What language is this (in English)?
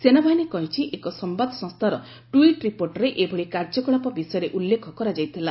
Odia